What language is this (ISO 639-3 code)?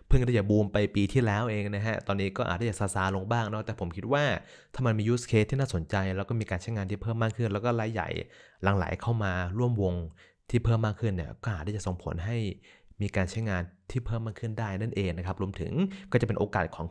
tha